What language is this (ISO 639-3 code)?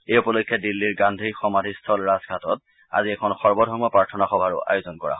asm